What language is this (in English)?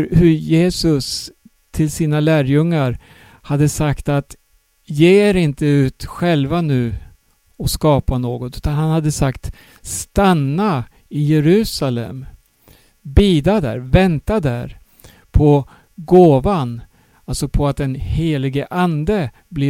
Swedish